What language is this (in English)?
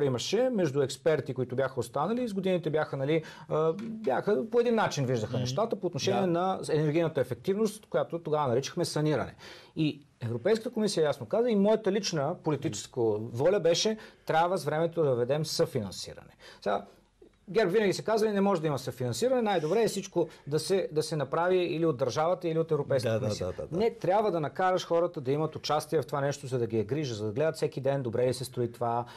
Bulgarian